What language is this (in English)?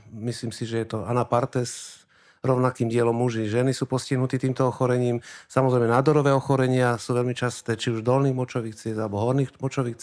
Slovak